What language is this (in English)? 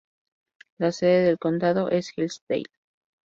Spanish